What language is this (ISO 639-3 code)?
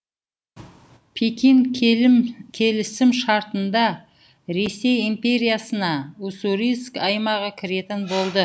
kaz